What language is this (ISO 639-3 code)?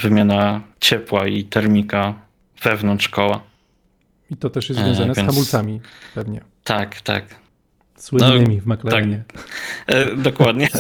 pol